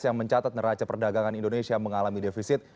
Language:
Indonesian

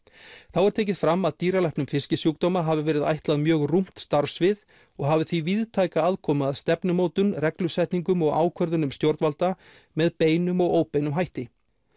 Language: Icelandic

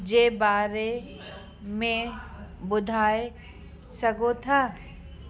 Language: Sindhi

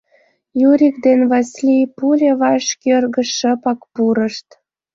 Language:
Mari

